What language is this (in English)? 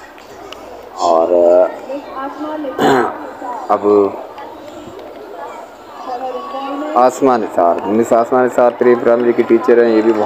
Arabic